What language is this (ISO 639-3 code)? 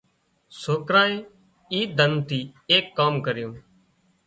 kxp